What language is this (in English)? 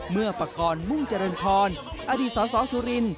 Thai